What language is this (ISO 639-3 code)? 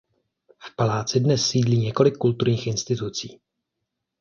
ces